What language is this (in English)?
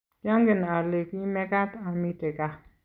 Kalenjin